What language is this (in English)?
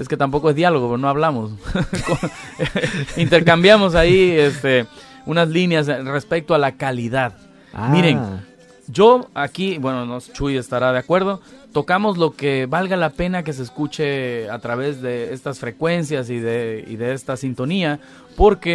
Spanish